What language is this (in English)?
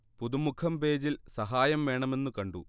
Malayalam